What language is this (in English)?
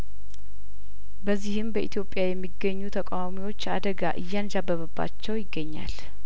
Amharic